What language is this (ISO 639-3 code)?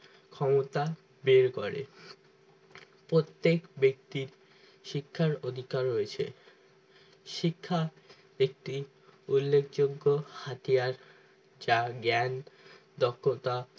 ben